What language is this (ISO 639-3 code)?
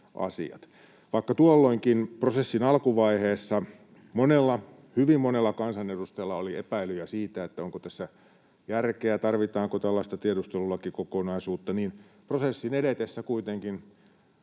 fin